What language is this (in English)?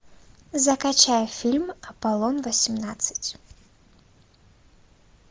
Russian